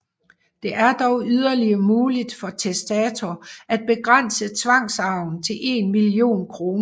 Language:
Danish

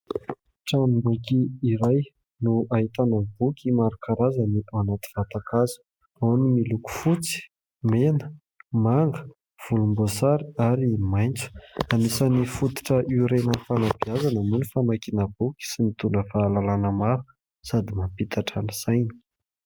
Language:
Malagasy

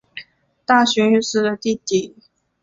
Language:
Chinese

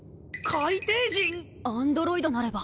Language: Japanese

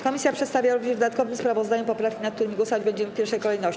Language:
Polish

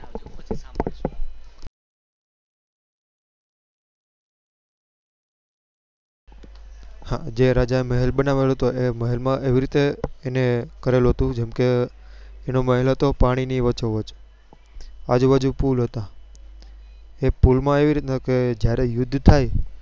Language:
Gujarati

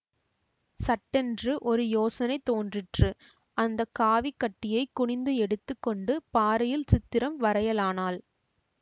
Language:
Tamil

